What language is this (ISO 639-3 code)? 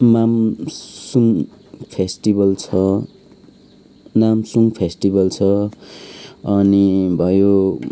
nep